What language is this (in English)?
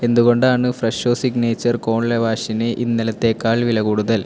Malayalam